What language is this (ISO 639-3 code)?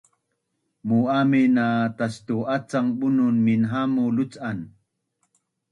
bnn